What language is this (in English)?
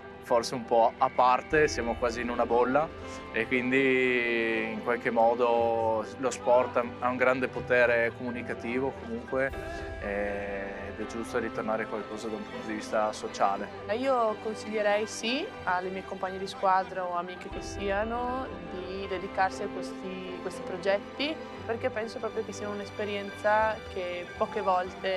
Italian